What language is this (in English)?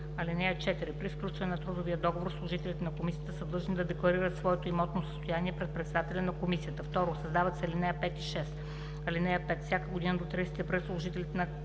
Bulgarian